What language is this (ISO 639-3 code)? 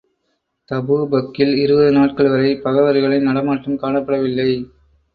tam